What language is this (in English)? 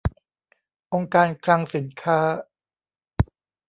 Thai